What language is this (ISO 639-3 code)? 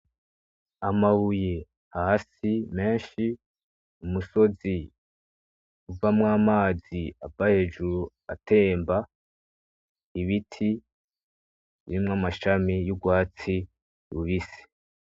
run